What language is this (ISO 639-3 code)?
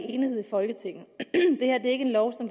dan